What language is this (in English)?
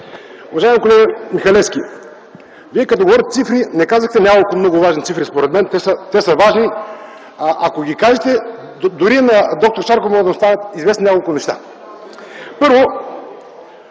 Bulgarian